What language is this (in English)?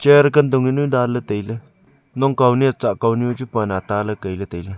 Wancho Naga